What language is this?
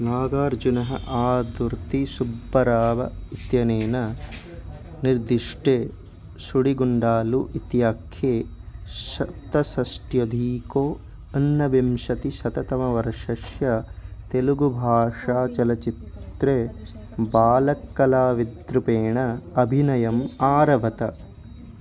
Sanskrit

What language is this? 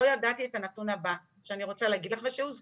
Hebrew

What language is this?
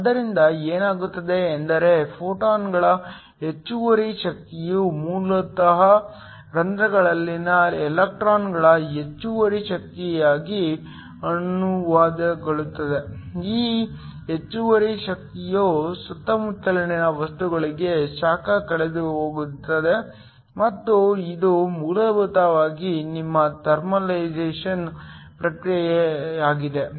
Kannada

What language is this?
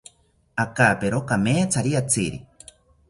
South Ucayali Ashéninka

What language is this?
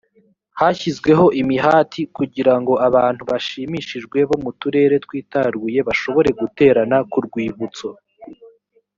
Kinyarwanda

